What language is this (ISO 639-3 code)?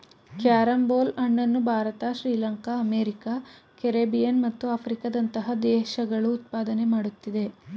kan